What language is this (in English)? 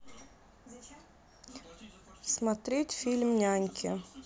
Russian